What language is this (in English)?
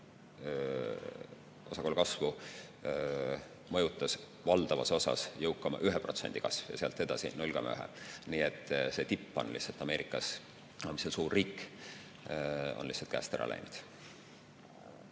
Estonian